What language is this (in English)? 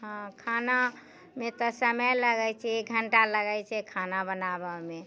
Maithili